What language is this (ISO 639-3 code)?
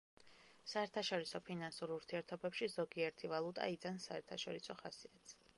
kat